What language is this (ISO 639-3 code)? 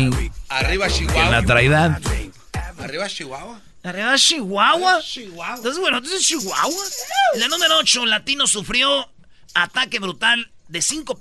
spa